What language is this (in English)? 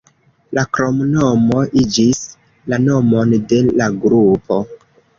Esperanto